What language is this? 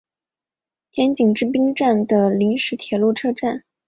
Chinese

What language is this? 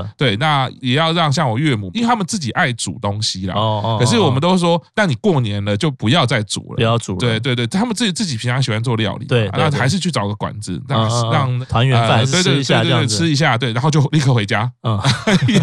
Chinese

